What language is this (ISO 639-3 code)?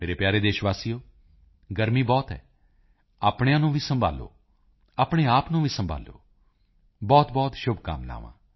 pan